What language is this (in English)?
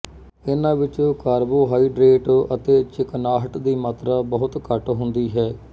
Punjabi